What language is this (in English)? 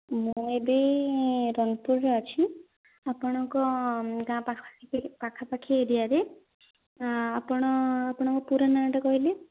Odia